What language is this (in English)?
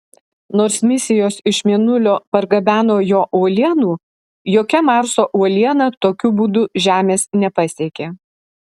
Lithuanian